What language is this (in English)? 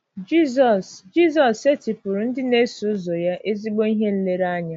Igbo